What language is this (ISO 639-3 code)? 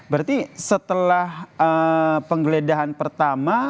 ind